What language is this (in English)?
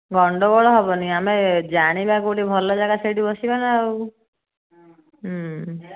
Odia